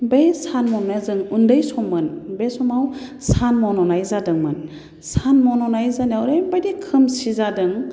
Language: Bodo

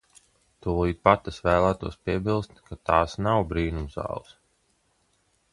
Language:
Latvian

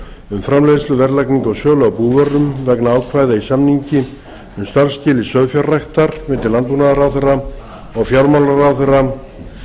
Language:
Icelandic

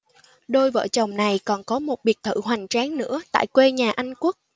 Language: Vietnamese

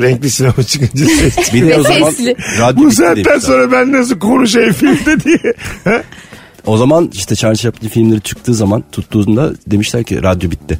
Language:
Turkish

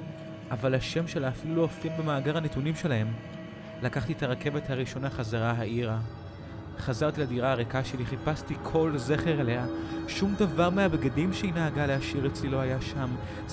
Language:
Hebrew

